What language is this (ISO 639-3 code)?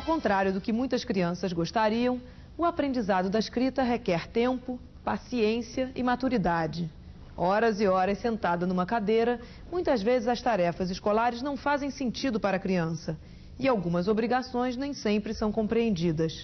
por